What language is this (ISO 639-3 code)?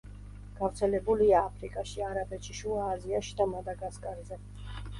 kat